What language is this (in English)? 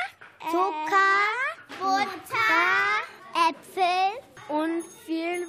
German